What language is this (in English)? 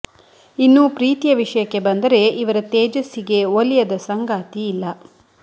Kannada